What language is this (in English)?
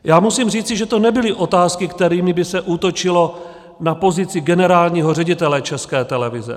Czech